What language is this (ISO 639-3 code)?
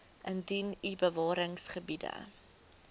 afr